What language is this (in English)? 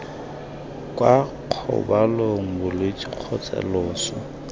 Tswana